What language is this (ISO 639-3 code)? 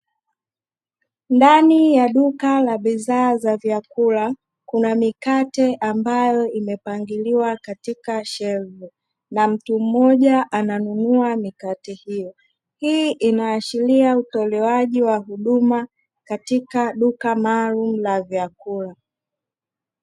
swa